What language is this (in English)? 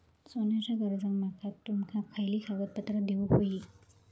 Marathi